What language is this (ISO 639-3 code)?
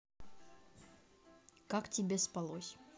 rus